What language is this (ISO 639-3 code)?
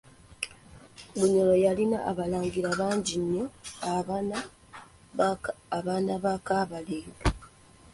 lug